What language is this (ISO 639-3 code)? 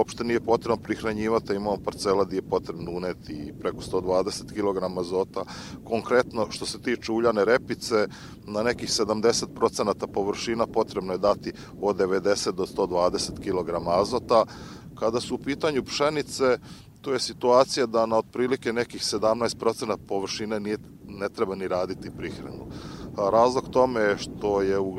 hrv